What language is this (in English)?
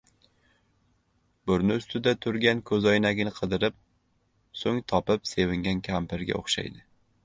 Uzbek